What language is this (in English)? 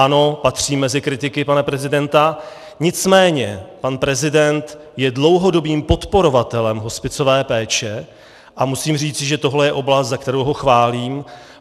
Czech